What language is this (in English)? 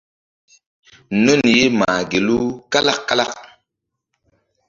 Mbum